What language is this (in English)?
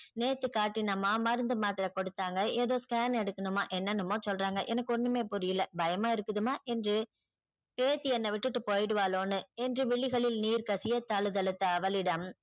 Tamil